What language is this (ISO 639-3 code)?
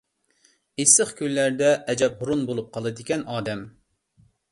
uig